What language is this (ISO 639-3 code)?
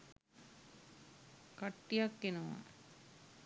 sin